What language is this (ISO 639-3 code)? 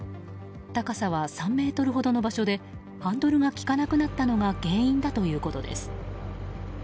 jpn